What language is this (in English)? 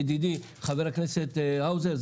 Hebrew